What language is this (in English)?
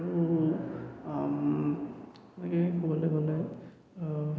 Assamese